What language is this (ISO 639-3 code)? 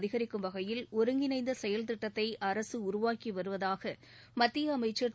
tam